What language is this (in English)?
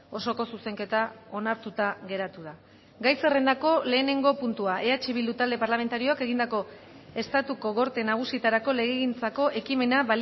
Basque